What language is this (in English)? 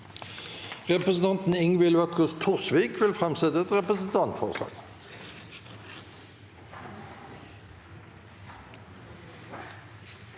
Norwegian